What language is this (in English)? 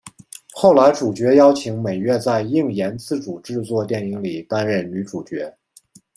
Chinese